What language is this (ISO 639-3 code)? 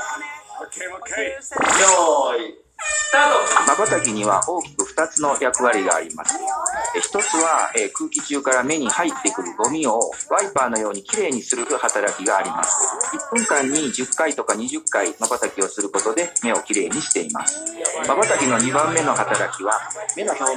jpn